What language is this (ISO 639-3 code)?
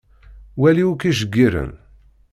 kab